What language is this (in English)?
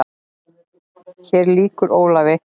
Icelandic